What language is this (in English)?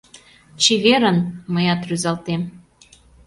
Mari